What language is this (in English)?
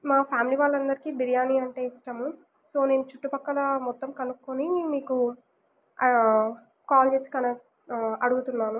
Telugu